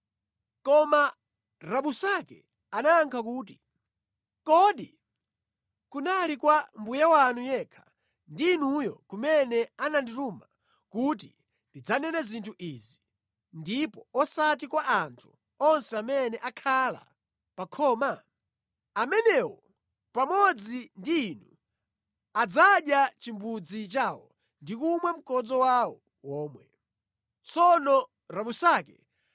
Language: Nyanja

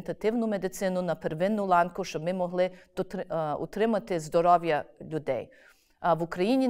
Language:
Ukrainian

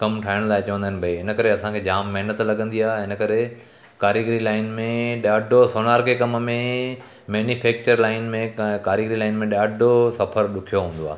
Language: Sindhi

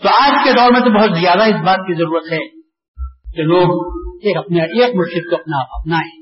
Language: Urdu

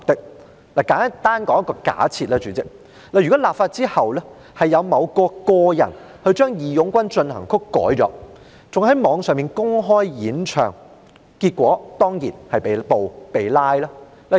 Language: Cantonese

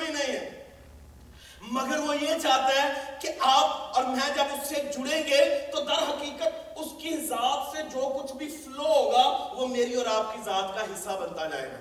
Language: Urdu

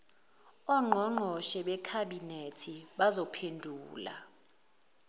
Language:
Zulu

